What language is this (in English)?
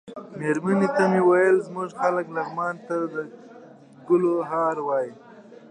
Pashto